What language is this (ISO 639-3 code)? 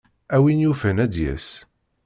kab